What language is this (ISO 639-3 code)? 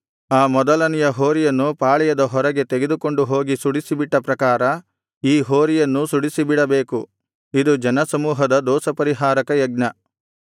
kan